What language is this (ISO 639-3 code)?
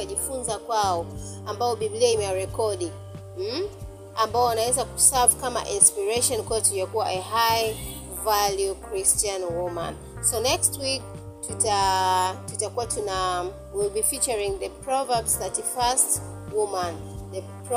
swa